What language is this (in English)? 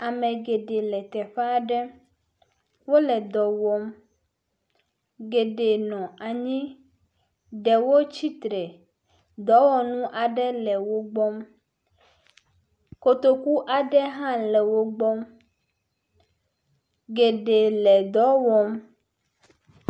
Ewe